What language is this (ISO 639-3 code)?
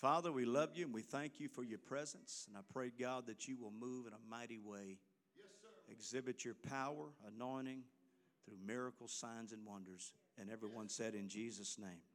eng